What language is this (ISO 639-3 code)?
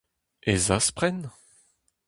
bre